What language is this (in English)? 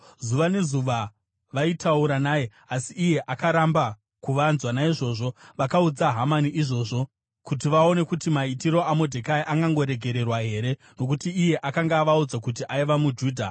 Shona